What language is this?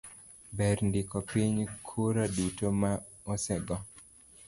Luo (Kenya and Tanzania)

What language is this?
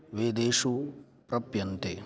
Sanskrit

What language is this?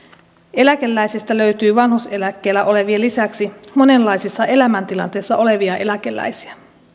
Finnish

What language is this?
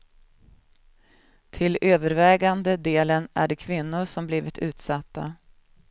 Swedish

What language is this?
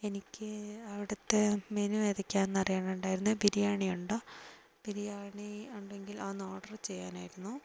Malayalam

